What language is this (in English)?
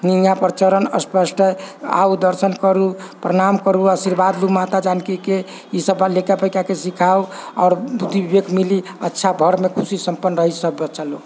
Maithili